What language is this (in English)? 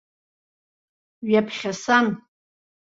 Abkhazian